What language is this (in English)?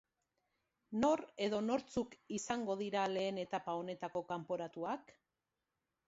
Basque